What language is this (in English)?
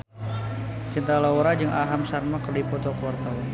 Sundanese